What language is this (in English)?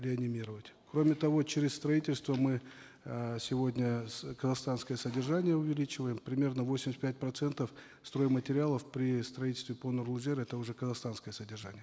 Kazakh